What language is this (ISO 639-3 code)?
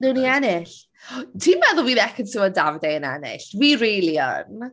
cym